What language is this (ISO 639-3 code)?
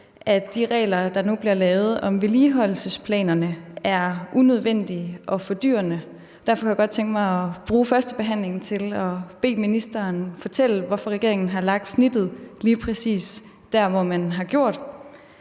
dan